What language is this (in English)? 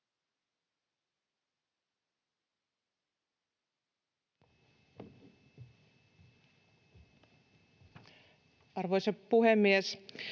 Finnish